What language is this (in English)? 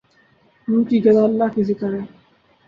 Urdu